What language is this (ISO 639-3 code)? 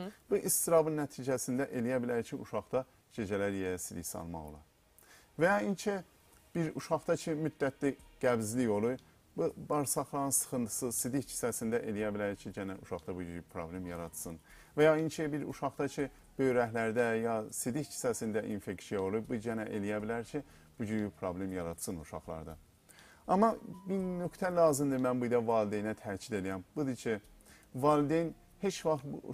tur